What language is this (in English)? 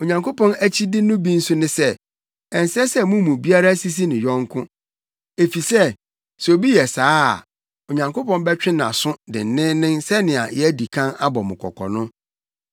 Akan